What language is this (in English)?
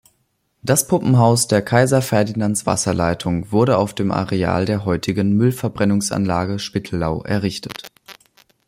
German